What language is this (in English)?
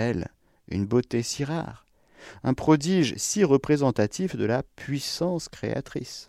French